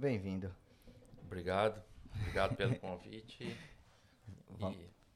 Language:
Portuguese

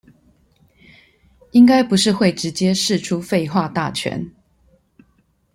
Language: Chinese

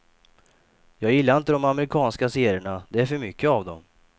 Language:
Swedish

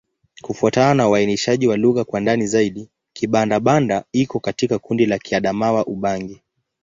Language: Swahili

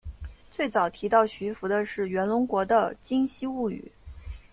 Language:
Chinese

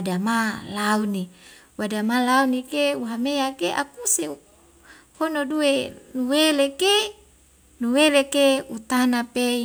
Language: Wemale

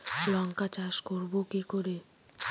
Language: Bangla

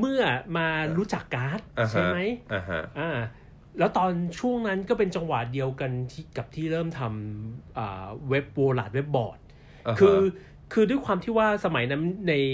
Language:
Thai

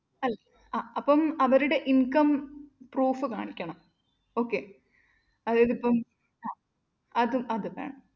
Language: Malayalam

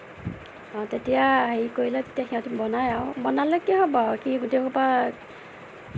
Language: Assamese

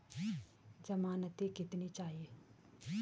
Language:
Hindi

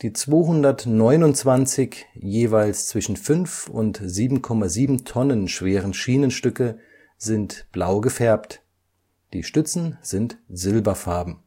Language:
German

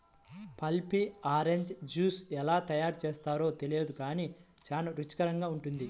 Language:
Telugu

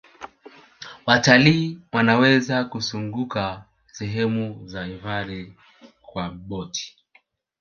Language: Swahili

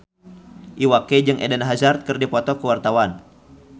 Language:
Sundanese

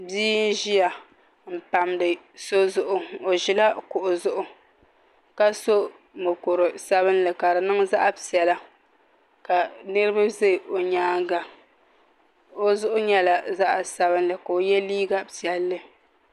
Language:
Dagbani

